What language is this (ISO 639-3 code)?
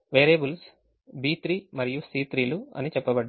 tel